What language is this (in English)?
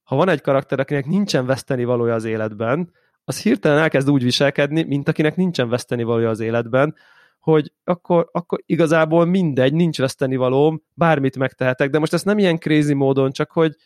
Hungarian